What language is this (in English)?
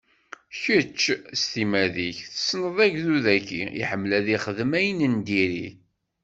Kabyle